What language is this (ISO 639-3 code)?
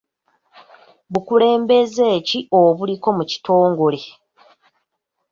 lug